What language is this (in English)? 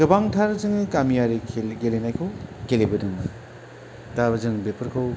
Bodo